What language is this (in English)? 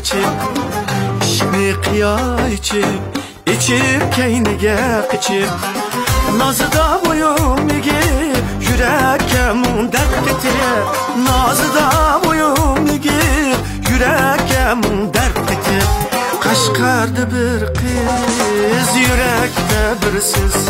Turkish